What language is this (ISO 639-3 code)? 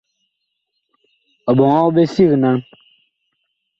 bkh